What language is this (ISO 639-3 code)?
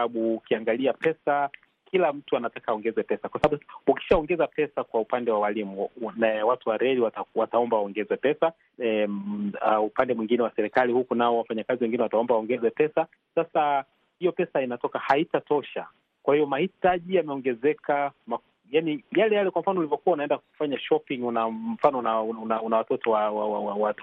swa